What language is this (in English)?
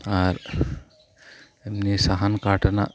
Santali